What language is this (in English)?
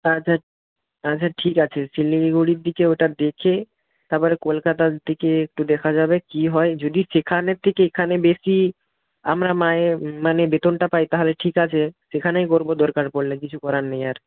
Bangla